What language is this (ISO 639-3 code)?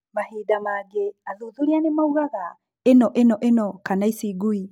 kik